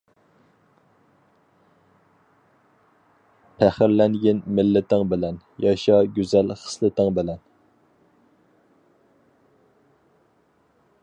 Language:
Uyghur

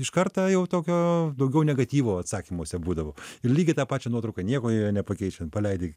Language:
Lithuanian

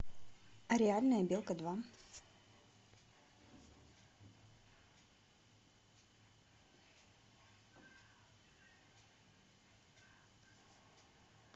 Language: Russian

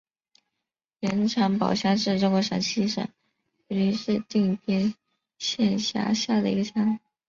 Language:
Chinese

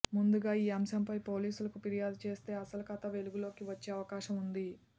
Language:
Telugu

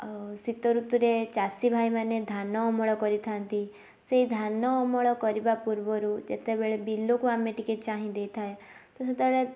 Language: Odia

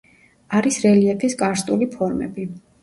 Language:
Georgian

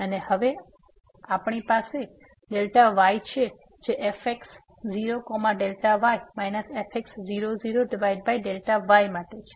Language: Gujarati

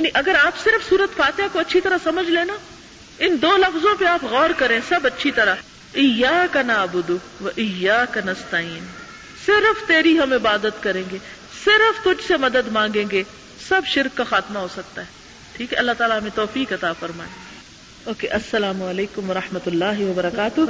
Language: Urdu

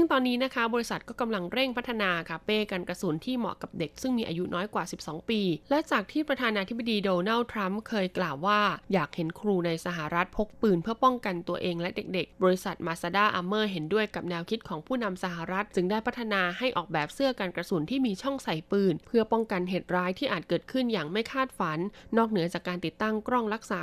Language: Thai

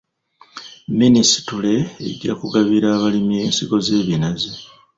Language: Ganda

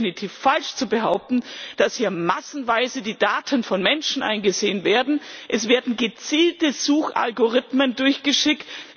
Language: German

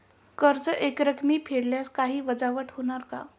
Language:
Marathi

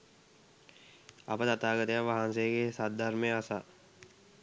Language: Sinhala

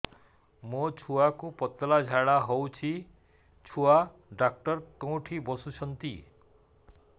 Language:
Odia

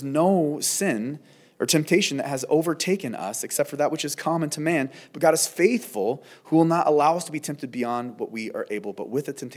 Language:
English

